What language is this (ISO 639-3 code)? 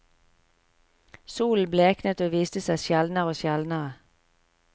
nor